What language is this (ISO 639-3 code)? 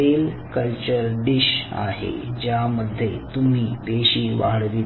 mar